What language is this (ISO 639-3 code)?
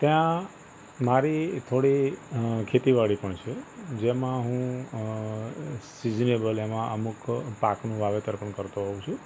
guj